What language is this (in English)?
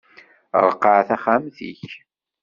Kabyle